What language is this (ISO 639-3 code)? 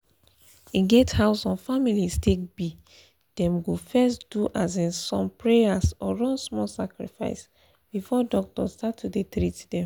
pcm